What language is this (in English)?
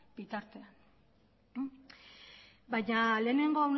Basque